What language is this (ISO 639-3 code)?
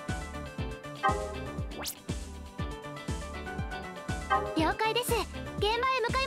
jpn